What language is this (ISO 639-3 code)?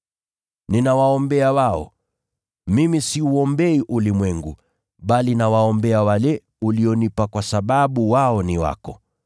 swa